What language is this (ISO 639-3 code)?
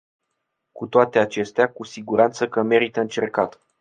ron